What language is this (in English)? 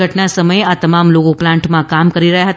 Gujarati